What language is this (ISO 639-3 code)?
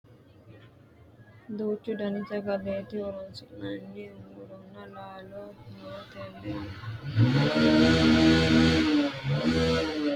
sid